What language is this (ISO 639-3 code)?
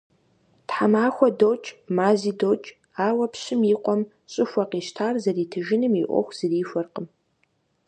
kbd